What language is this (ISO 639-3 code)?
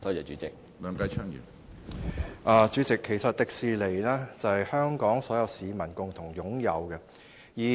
yue